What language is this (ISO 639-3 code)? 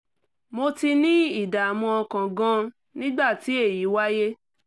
yor